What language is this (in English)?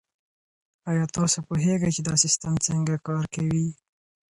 Pashto